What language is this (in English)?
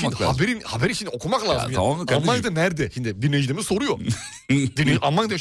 Turkish